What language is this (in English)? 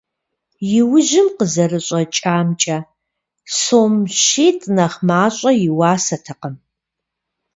Kabardian